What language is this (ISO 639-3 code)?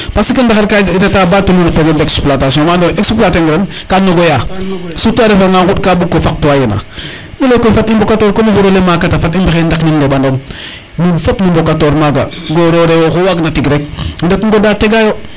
srr